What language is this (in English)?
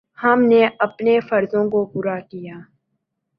Urdu